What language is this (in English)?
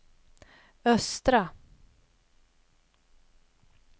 Swedish